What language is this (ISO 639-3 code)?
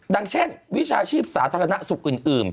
tha